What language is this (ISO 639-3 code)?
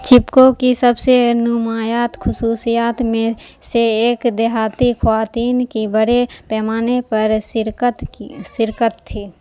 urd